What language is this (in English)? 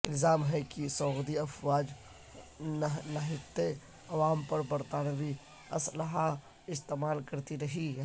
Urdu